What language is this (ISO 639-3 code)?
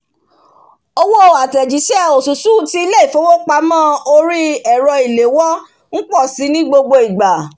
yor